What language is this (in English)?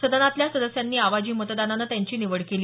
Marathi